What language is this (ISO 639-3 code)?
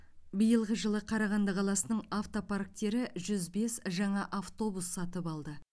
kaz